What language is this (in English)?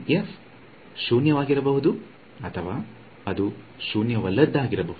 Kannada